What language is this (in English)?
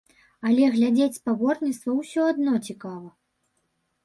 Belarusian